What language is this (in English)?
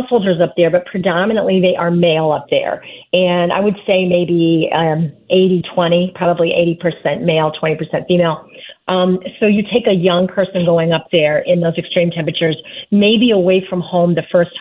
English